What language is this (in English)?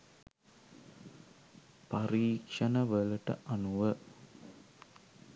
Sinhala